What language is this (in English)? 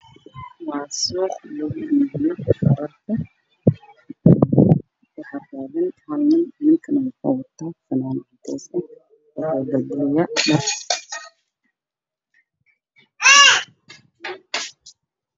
Somali